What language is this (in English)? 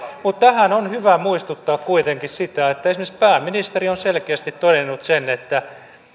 Finnish